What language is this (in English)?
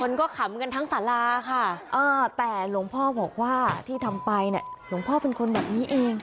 Thai